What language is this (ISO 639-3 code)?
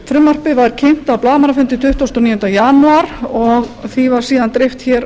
isl